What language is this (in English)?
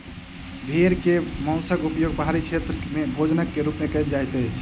Maithili